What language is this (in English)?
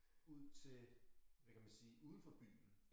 Danish